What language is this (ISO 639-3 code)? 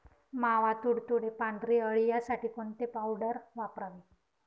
mar